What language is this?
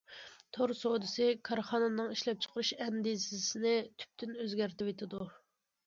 Uyghur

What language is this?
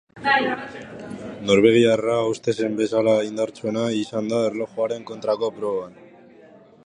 Basque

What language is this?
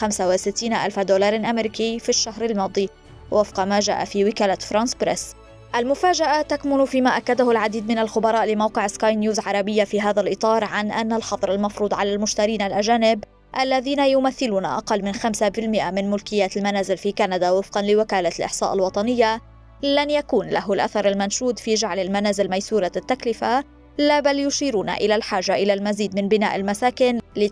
Arabic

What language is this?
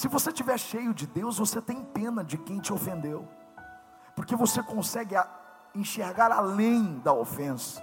Portuguese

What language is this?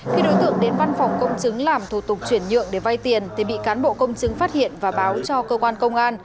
Vietnamese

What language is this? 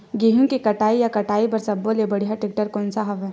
Chhattisgarhi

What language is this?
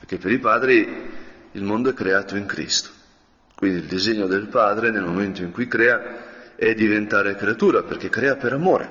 Italian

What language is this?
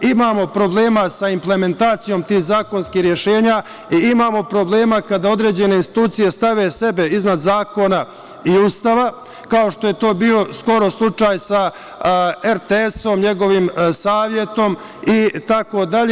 Serbian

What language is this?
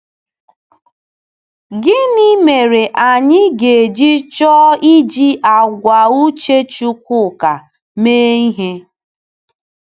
Igbo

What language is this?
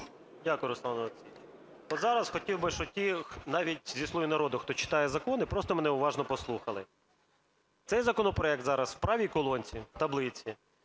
Ukrainian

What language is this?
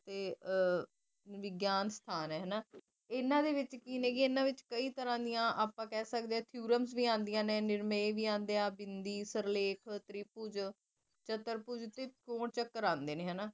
Punjabi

